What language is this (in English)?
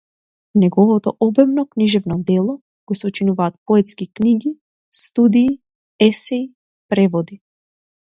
Macedonian